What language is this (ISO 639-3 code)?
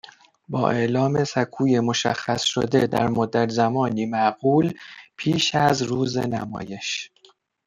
fas